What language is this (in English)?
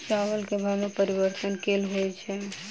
Maithili